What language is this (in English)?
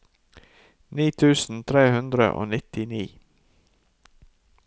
Norwegian